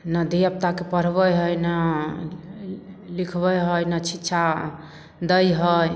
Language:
Maithili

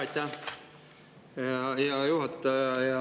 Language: Estonian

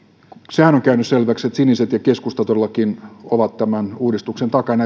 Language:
Finnish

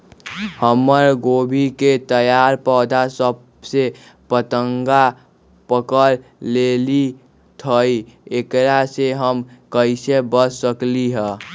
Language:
Magahi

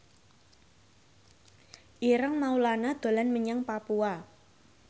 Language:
Javanese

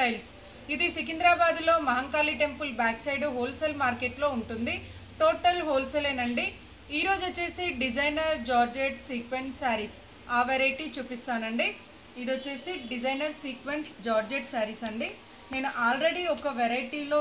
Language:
Hindi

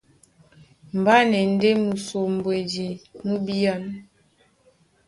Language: Duala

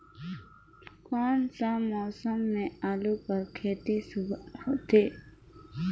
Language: Chhattisgarhi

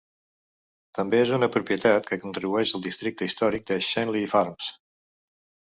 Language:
Catalan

